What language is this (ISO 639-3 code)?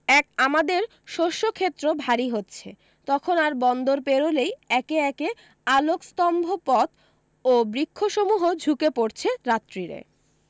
ben